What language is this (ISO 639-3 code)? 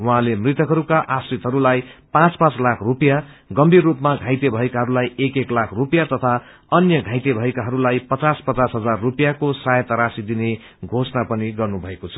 nep